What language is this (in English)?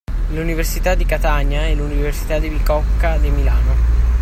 Italian